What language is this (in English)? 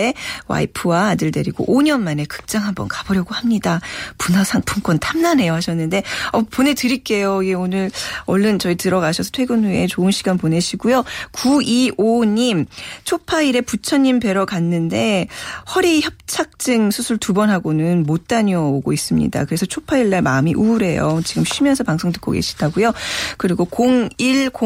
Korean